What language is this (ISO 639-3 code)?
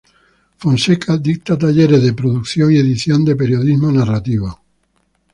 spa